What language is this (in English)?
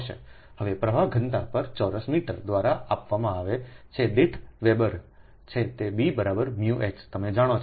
Gujarati